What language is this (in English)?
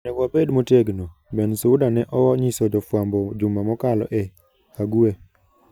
Luo (Kenya and Tanzania)